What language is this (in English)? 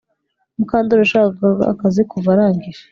Kinyarwanda